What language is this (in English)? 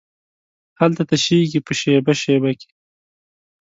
Pashto